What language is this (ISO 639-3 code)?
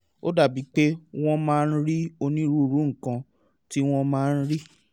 yor